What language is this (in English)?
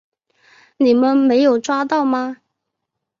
Chinese